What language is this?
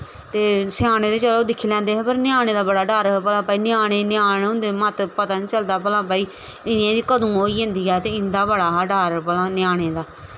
Dogri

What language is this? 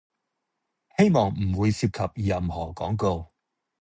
Cantonese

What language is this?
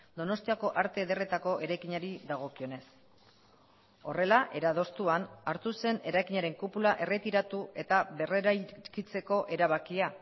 Basque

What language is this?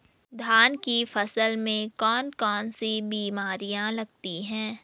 Hindi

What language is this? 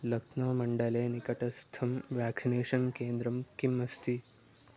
Sanskrit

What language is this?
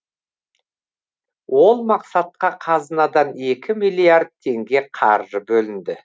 Kazakh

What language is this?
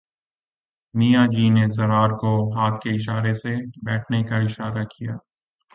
Urdu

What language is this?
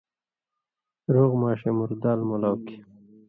Indus Kohistani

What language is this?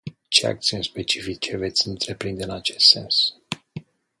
Romanian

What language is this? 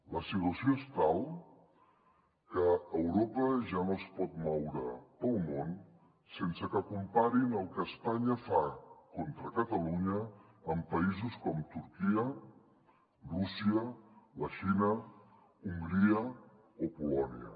Catalan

